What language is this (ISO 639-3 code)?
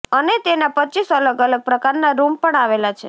guj